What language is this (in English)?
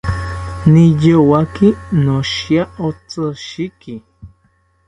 South Ucayali Ashéninka